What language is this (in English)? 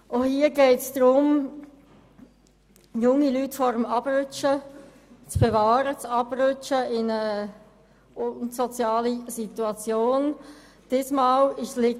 Swiss German